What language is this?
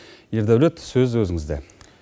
Kazakh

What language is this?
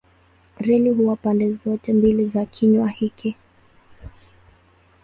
Swahili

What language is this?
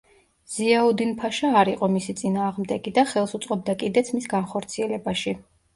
Georgian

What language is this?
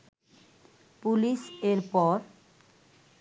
Bangla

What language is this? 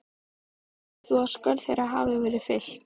Icelandic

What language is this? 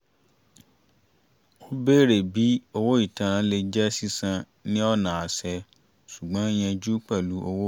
Yoruba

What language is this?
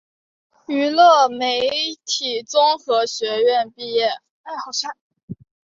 Chinese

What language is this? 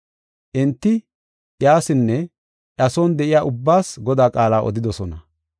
Gofa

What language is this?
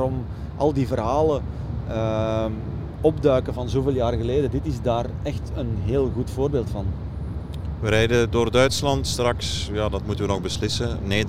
Dutch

